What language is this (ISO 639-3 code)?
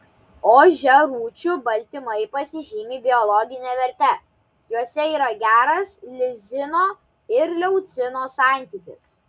lit